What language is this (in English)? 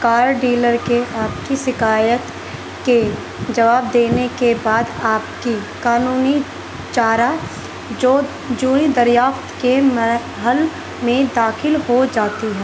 Urdu